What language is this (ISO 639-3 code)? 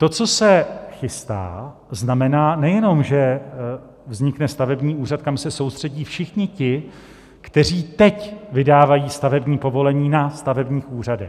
ces